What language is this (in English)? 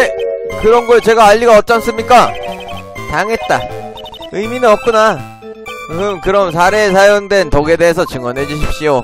Korean